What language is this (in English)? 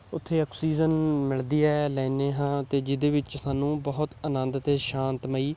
Punjabi